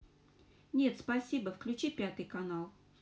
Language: Russian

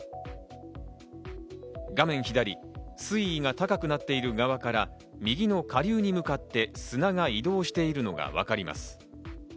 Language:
Japanese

